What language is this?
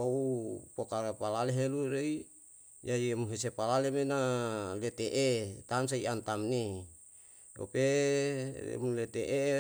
Yalahatan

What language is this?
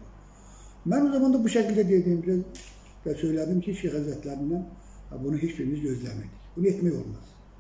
Turkish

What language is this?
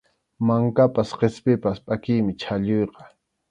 Arequipa-La Unión Quechua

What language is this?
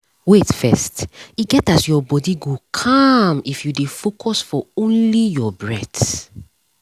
Nigerian Pidgin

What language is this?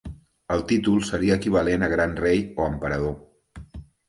Catalan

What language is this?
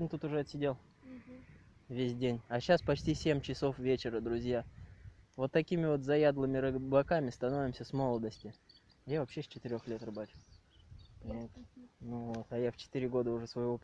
Russian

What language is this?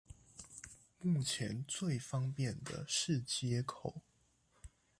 Chinese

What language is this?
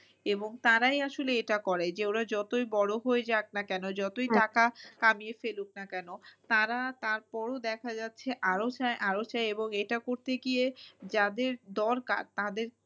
Bangla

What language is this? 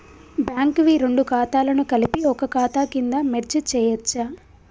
Telugu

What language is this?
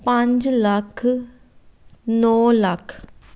Punjabi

